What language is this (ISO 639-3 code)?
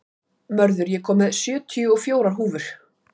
isl